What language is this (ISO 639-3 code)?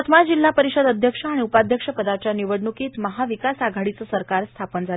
mar